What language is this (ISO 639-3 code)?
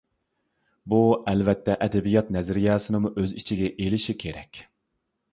uig